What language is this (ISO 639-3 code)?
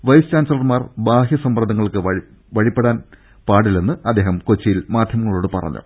mal